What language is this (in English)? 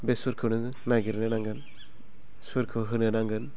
Bodo